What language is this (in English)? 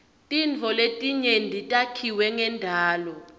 Swati